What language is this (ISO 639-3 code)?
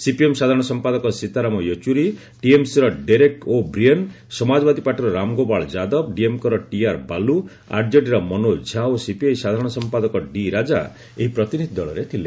ori